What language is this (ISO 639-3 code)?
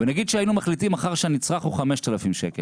heb